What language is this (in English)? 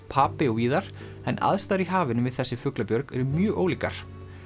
Icelandic